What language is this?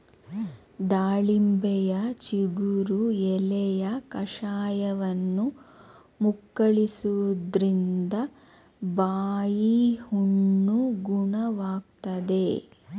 Kannada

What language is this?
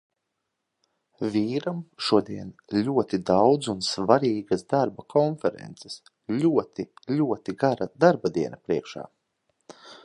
Latvian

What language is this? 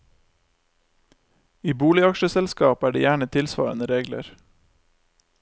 Norwegian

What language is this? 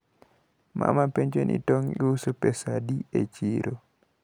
Luo (Kenya and Tanzania)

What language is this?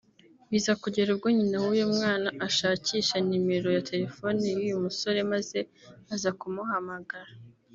Kinyarwanda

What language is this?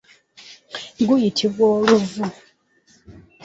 Ganda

